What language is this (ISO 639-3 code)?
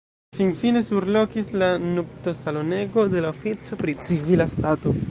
epo